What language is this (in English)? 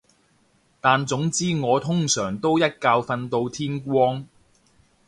Cantonese